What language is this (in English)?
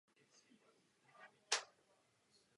Czech